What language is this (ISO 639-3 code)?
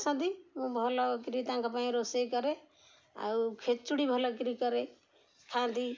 ori